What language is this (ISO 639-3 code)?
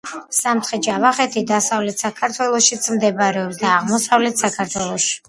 kat